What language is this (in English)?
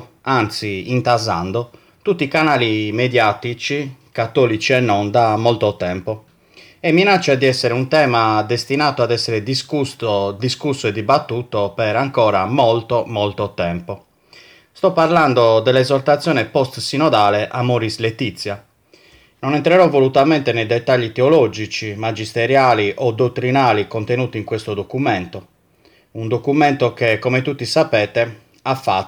Italian